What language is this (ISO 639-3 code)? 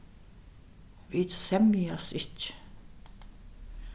fao